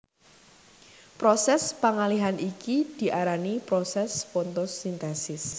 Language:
Javanese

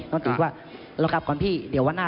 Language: Thai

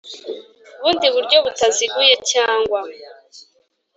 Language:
Kinyarwanda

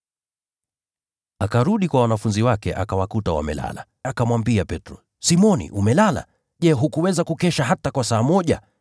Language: Swahili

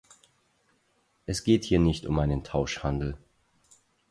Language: German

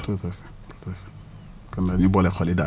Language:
Wolof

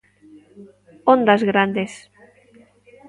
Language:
Galician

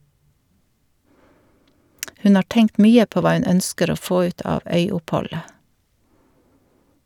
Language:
Norwegian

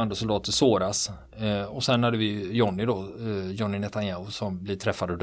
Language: Swedish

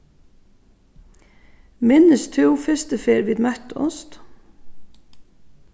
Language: Faroese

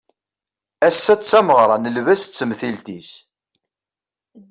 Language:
Kabyle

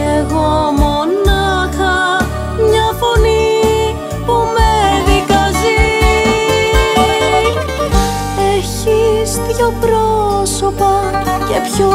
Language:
Greek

